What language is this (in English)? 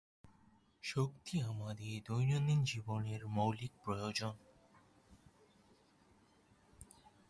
Bangla